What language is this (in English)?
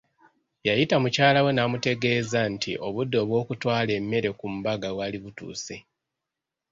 Ganda